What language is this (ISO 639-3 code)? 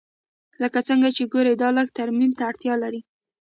pus